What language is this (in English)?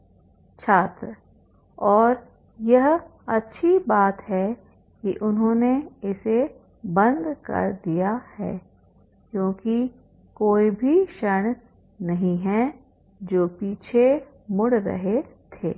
Hindi